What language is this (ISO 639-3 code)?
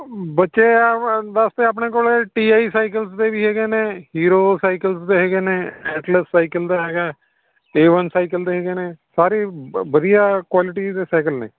pan